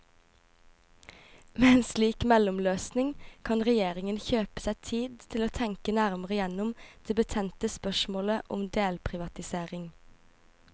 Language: Norwegian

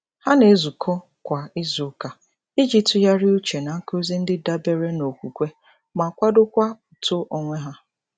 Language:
Igbo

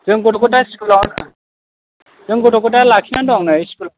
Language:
Bodo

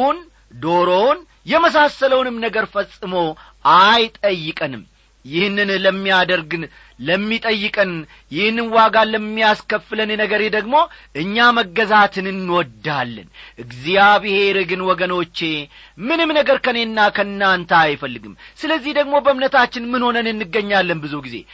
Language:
Amharic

